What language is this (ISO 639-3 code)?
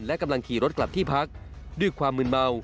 tha